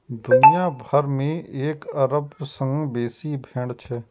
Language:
Maithili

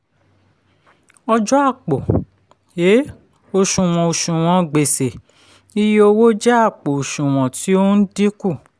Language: Yoruba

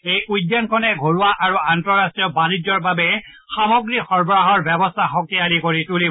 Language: Assamese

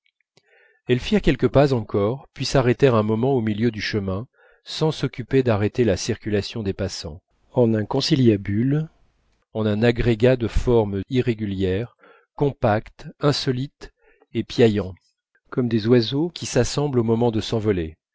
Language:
French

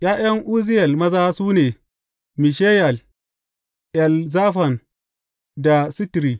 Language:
Hausa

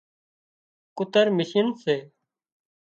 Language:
Wadiyara Koli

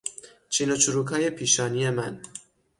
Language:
Persian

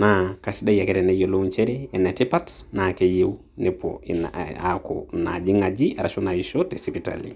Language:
Masai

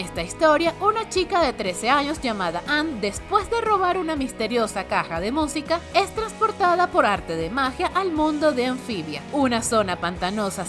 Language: Spanish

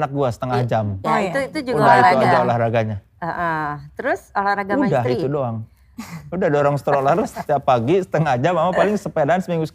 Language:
Indonesian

